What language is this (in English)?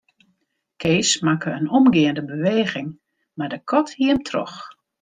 Western Frisian